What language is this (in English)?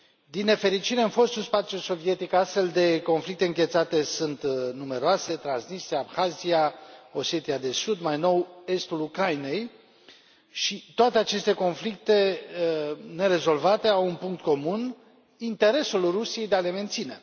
Romanian